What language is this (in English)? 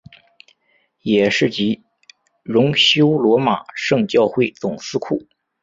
Chinese